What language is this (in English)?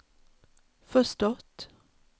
Swedish